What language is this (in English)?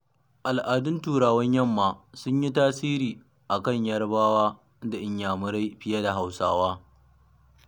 Hausa